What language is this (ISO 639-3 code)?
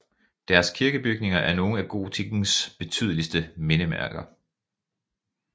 dan